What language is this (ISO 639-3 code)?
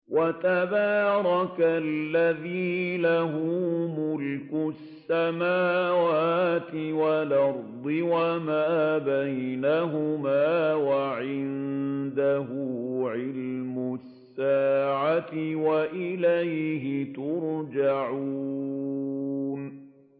ara